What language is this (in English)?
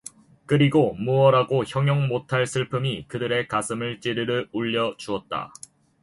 Korean